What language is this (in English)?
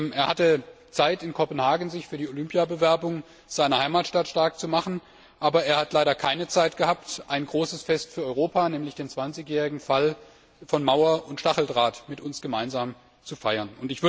German